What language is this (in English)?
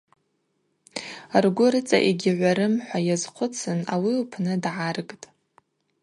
Abaza